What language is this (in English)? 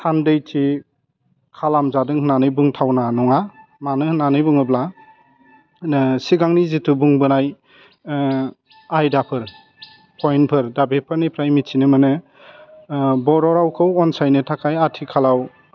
Bodo